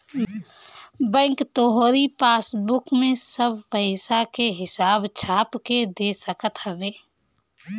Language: Bhojpuri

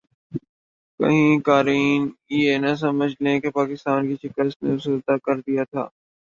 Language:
Urdu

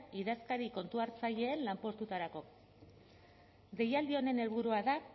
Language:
Basque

